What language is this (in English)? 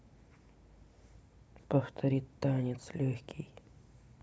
Russian